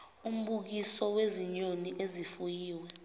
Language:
Zulu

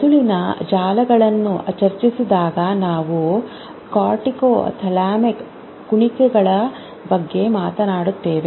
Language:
Kannada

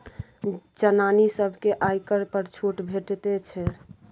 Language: Maithili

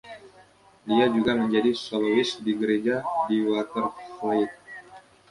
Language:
Indonesian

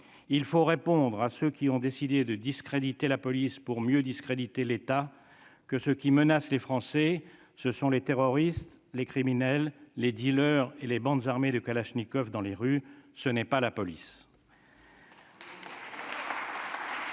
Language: French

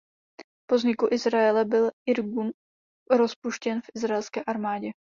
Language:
Czech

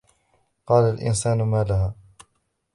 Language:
Arabic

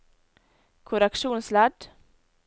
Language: Norwegian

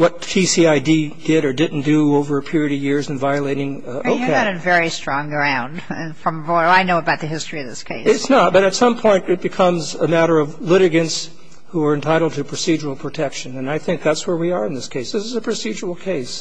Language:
English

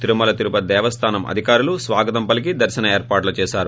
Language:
Telugu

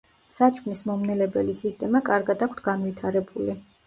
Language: Georgian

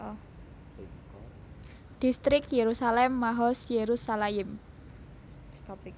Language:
Javanese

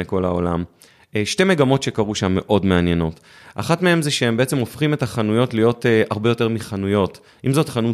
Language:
Hebrew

